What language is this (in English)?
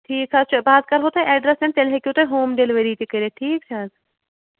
Kashmiri